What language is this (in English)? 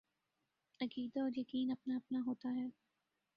Urdu